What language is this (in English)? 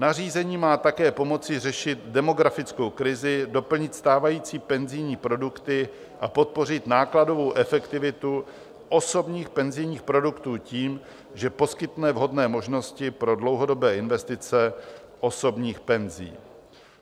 Czech